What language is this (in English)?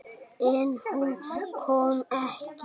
Icelandic